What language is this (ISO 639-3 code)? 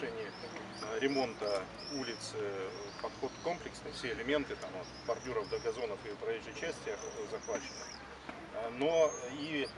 rus